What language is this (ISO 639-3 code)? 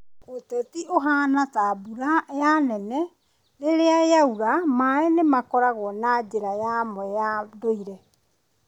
kik